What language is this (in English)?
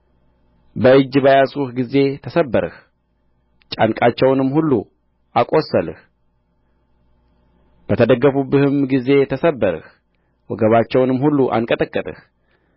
Amharic